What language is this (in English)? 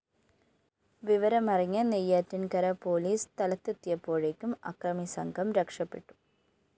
Malayalam